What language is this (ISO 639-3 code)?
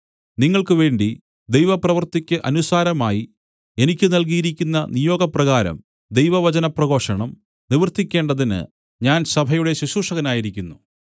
mal